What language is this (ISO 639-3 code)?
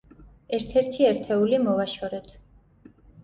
kat